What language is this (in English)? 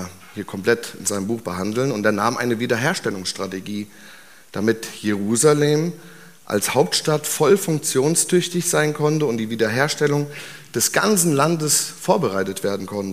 German